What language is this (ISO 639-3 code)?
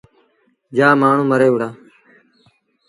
sbn